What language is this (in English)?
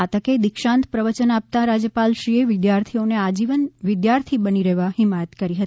Gujarati